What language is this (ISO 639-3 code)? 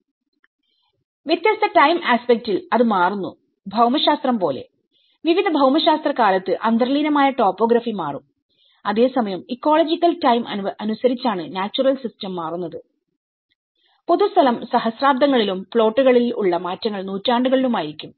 mal